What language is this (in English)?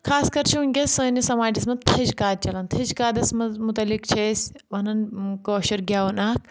Kashmiri